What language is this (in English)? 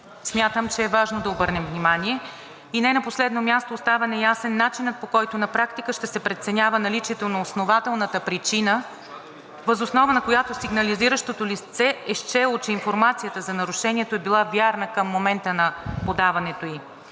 Bulgarian